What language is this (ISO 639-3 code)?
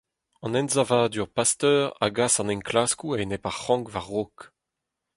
bre